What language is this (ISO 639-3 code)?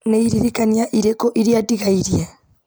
kik